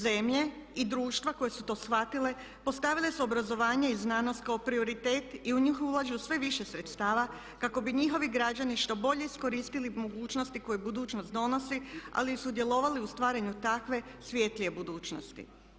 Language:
Croatian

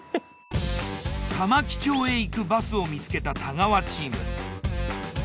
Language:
Japanese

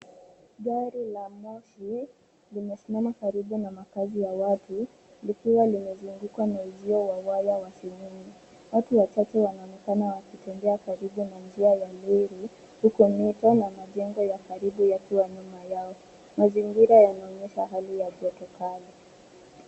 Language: Swahili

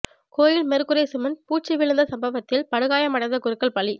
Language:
Tamil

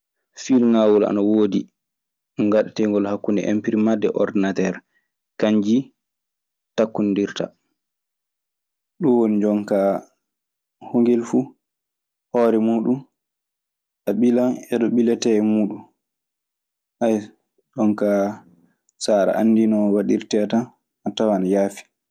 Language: Maasina Fulfulde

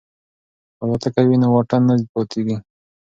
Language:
Pashto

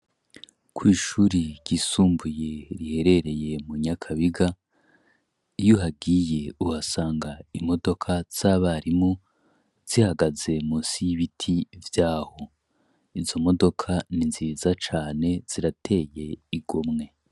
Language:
Rundi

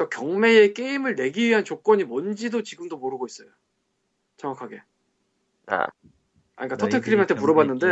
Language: Korean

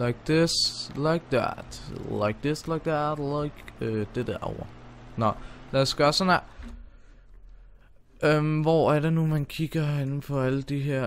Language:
Danish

